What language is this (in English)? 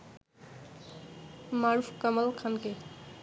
Bangla